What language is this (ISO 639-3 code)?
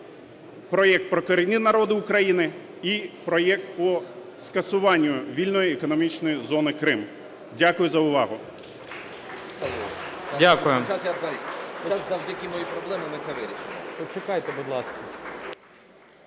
ukr